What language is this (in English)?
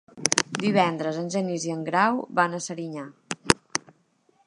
Catalan